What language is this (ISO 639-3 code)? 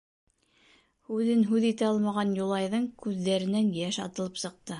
bak